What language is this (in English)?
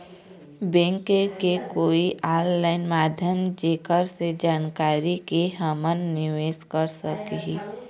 Chhattisgarhi